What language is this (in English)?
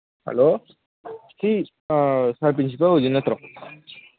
Manipuri